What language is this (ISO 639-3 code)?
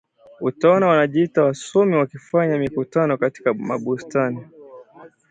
swa